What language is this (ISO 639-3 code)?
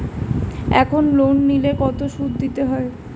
ben